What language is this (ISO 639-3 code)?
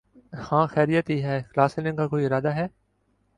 urd